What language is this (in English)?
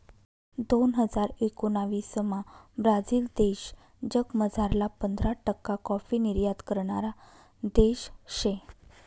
Marathi